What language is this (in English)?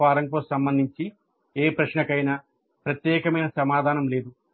Telugu